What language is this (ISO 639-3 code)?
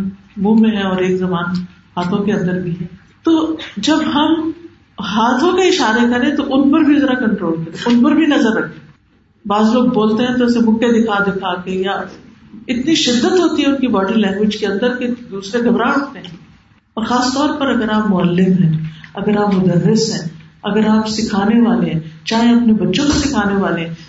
urd